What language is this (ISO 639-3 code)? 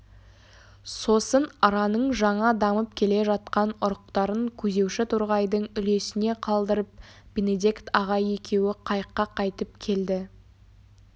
kaz